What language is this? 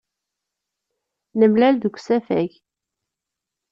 Kabyle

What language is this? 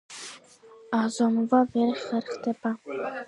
Georgian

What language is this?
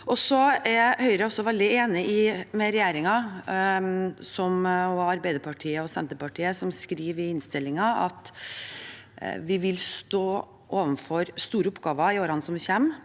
Norwegian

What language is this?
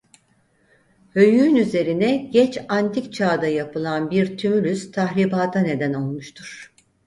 Turkish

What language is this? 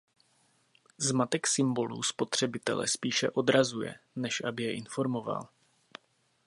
Czech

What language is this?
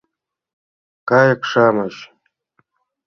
Mari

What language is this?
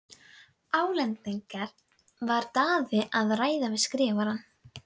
Icelandic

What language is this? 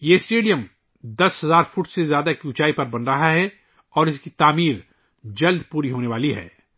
Urdu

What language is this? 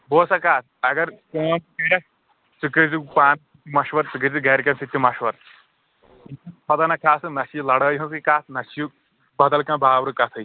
Kashmiri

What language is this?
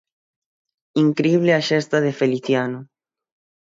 Galician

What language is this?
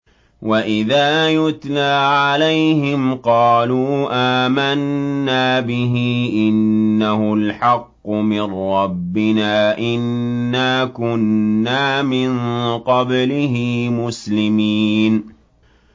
Arabic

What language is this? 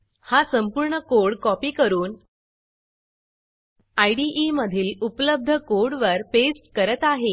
Marathi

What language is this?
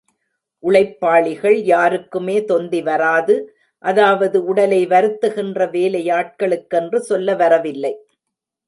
Tamil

